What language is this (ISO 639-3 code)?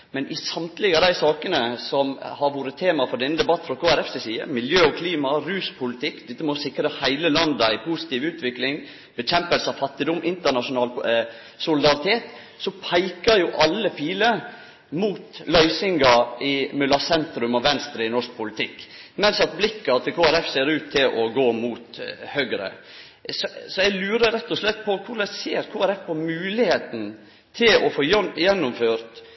nno